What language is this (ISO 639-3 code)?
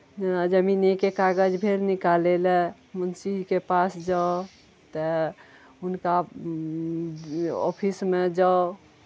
mai